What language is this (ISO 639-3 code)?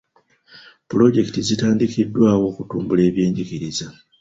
lug